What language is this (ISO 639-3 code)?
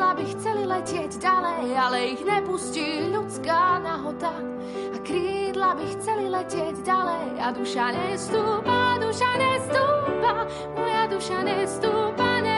slk